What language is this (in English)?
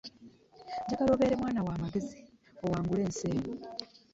Ganda